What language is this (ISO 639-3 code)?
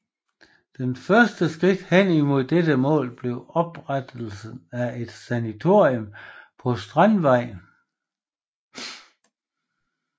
dan